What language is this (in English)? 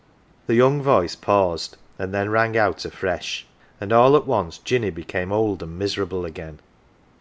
English